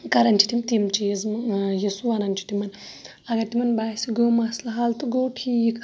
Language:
Kashmiri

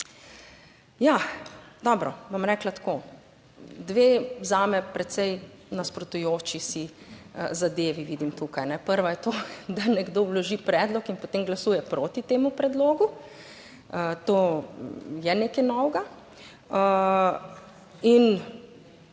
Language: Slovenian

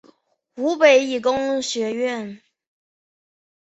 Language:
Chinese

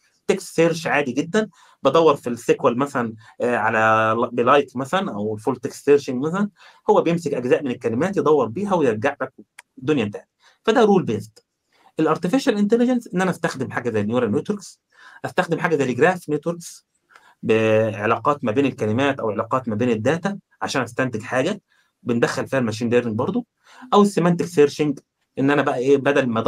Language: Arabic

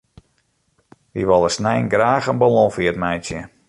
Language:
Western Frisian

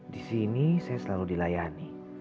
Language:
Indonesian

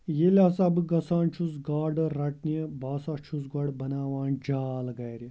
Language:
Kashmiri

